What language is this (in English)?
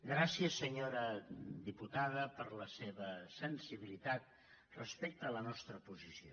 Catalan